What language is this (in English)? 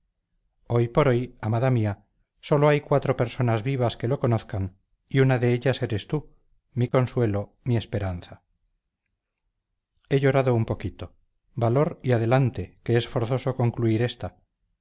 Spanish